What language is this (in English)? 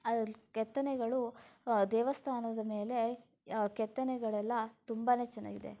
Kannada